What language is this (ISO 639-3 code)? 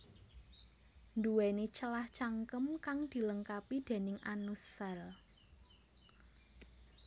jav